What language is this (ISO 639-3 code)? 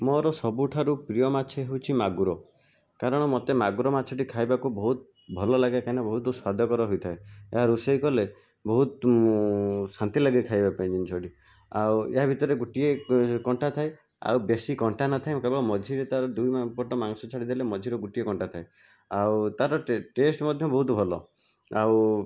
ori